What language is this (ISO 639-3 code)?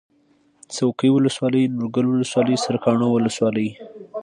pus